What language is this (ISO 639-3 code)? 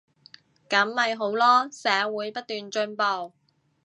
yue